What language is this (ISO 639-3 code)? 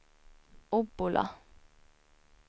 swe